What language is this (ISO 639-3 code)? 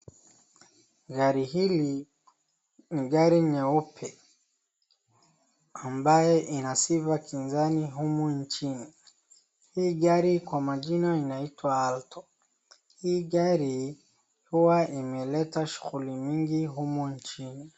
swa